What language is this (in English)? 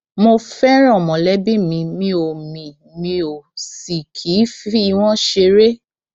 Yoruba